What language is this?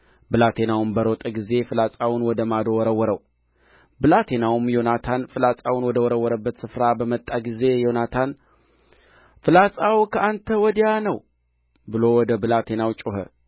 Amharic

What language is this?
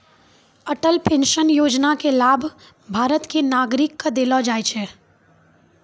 Maithili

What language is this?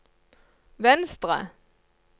Norwegian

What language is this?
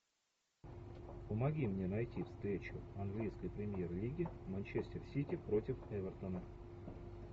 Russian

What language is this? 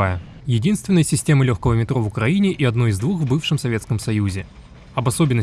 Russian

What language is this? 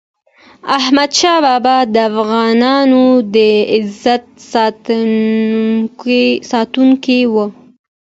Pashto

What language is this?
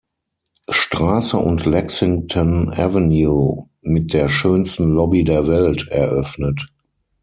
German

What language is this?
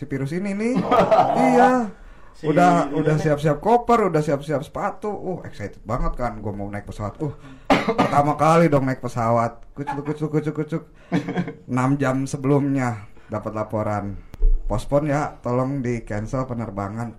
Indonesian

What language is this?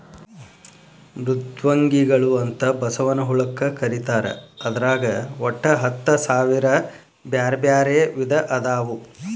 Kannada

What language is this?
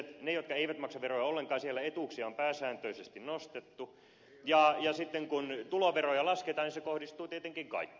Finnish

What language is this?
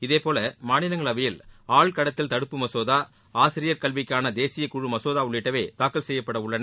Tamil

